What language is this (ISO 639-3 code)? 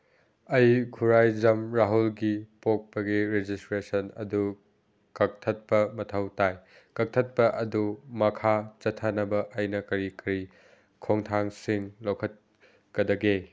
mni